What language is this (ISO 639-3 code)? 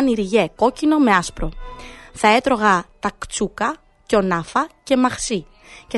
ell